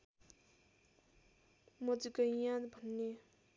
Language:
Nepali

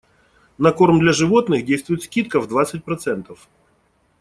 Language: Russian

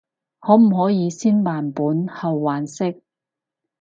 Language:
Cantonese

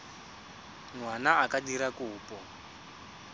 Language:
Tswana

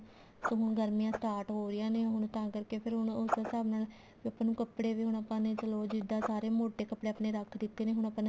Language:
Punjabi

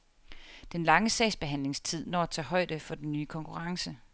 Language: Danish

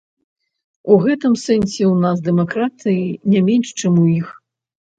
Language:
Belarusian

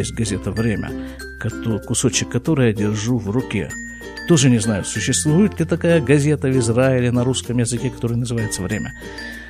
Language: Russian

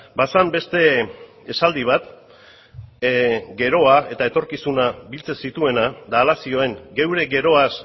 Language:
Basque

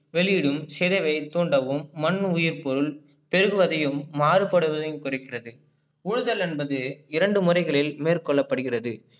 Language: Tamil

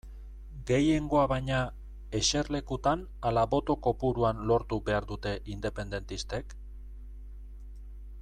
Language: Basque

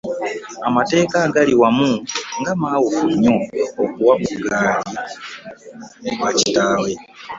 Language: Ganda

